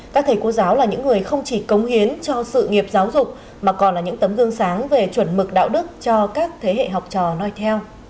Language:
Vietnamese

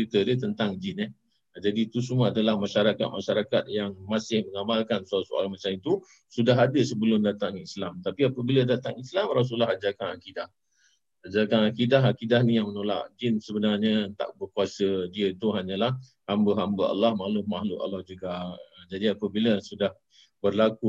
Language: Malay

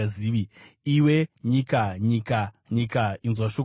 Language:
Shona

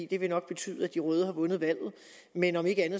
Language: Danish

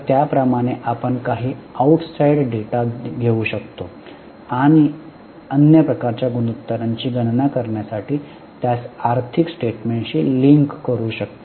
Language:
Marathi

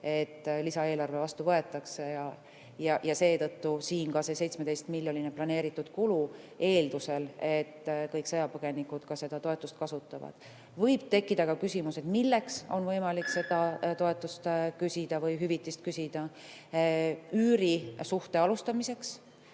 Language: Estonian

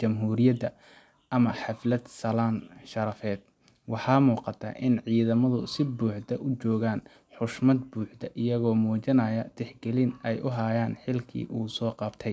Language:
Somali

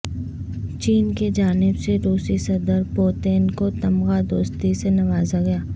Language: Urdu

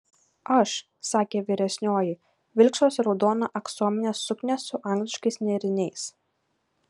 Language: Lithuanian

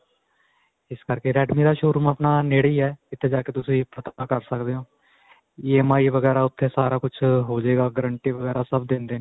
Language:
Punjabi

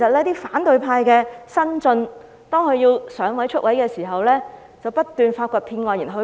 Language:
Cantonese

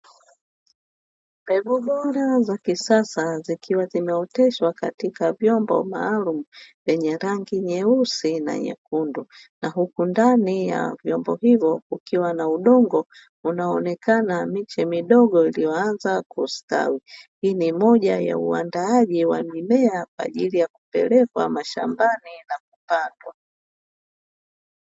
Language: Swahili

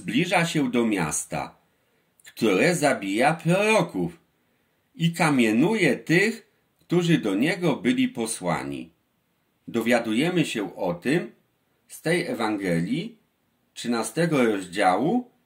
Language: Polish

